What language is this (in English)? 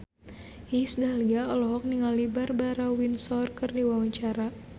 Sundanese